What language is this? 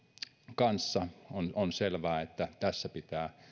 Finnish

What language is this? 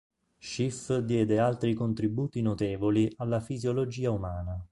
Italian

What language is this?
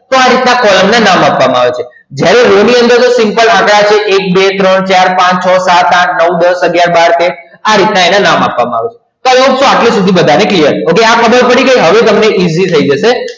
Gujarati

